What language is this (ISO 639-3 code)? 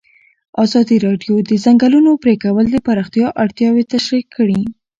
pus